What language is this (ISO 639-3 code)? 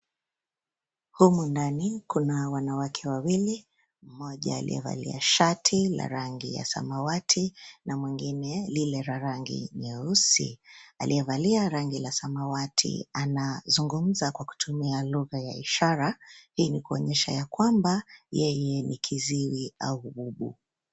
swa